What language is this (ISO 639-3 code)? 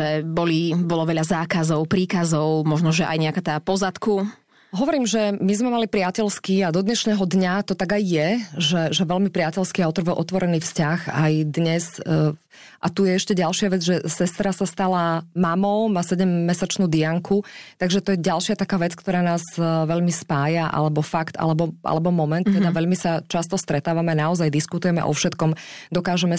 slk